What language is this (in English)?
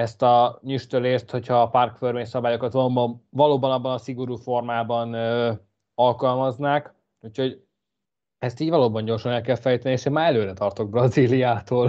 Hungarian